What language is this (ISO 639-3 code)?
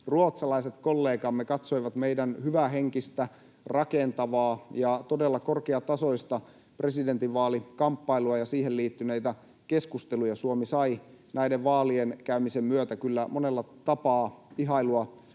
fin